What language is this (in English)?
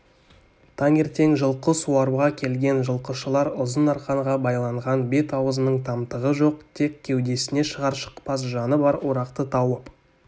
Kazakh